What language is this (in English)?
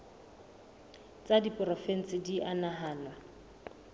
Southern Sotho